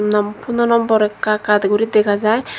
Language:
Chakma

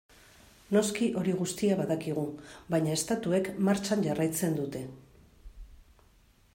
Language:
Basque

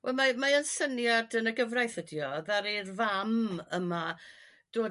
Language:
Welsh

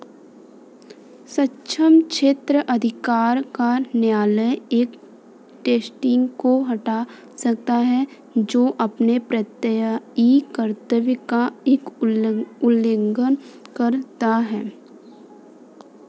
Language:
Hindi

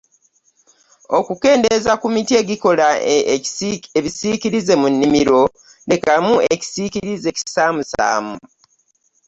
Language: Ganda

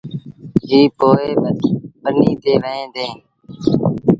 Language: Sindhi Bhil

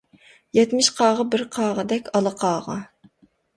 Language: Uyghur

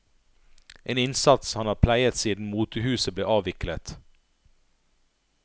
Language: Norwegian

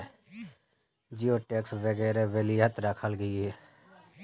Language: Magahi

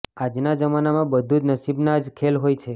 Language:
Gujarati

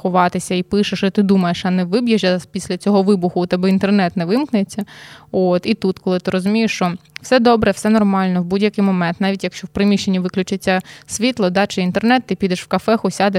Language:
Ukrainian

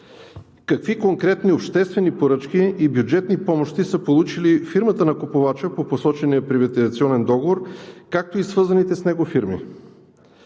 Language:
Bulgarian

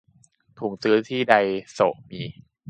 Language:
Thai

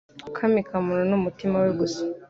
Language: Kinyarwanda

